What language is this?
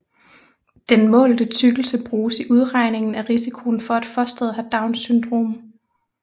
Danish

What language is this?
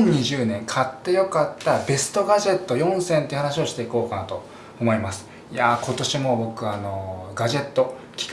Japanese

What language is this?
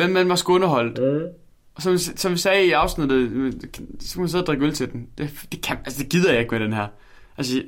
Danish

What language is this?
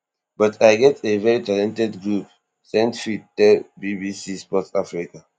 Nigerian Pidgin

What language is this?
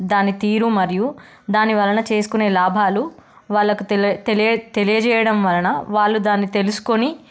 Telugu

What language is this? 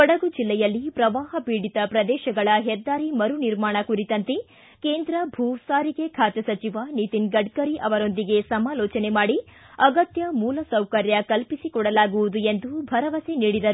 Kannada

